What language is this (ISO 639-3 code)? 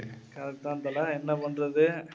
tam